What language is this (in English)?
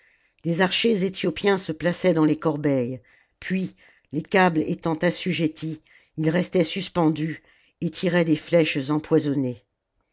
French